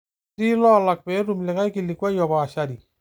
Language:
Masai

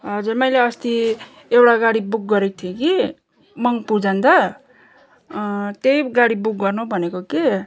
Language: Nepali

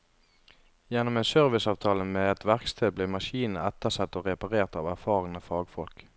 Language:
Norwegian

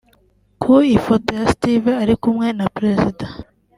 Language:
Kinyarwanda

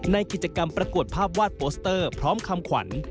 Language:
Thai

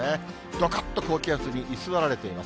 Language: Japanese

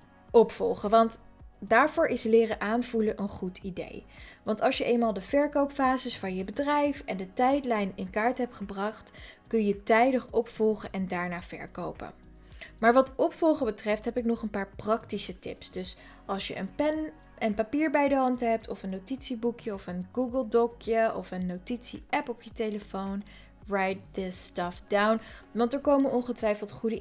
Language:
Dutch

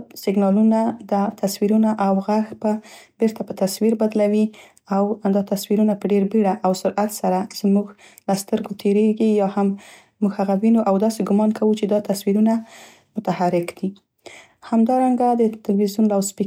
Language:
Central Pashto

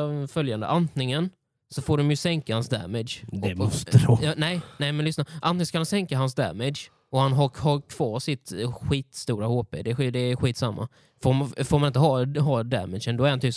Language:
Swedish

